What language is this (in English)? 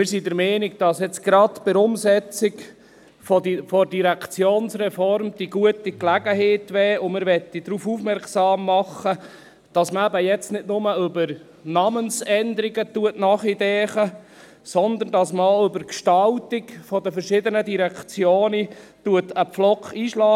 Swiss German